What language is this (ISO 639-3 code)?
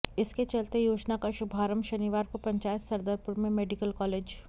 hin